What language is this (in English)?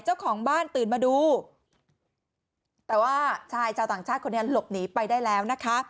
Thai